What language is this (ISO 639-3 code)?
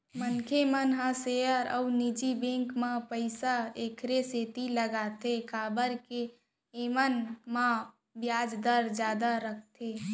hne